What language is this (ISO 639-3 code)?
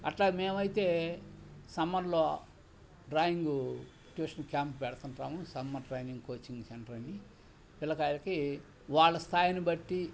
tel